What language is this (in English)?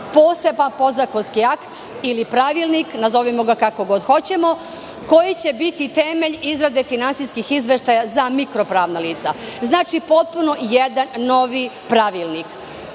Serbian